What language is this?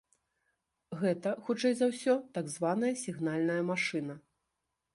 Belarusian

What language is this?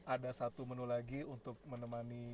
Indonesian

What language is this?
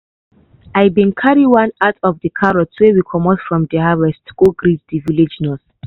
Nigerian Pidgin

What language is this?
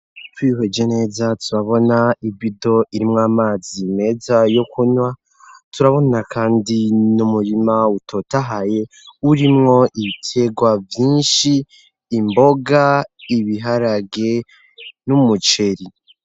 Rundi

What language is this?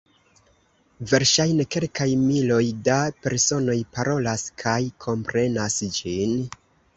Esperanto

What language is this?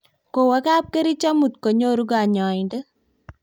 Kalenjin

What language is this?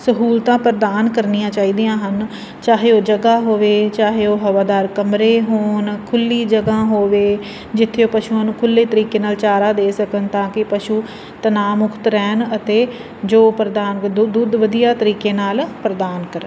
Punjabi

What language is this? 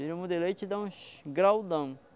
Portuguese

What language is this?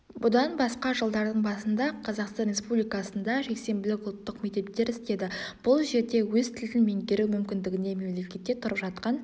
Kazakh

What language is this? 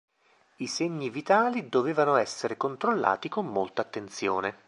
Italian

